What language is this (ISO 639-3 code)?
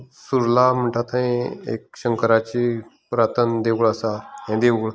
kok